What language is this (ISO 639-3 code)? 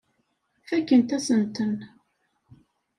kab